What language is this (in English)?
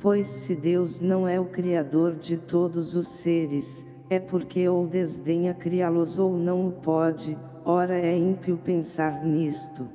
Portuguese